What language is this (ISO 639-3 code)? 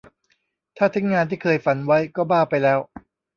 tha